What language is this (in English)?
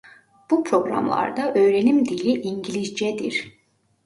Turkish